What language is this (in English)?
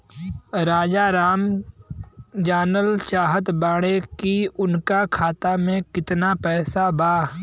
Bhojpuri